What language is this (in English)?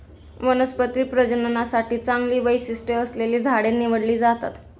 Marathi